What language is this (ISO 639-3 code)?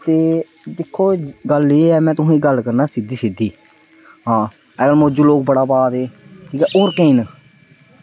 doi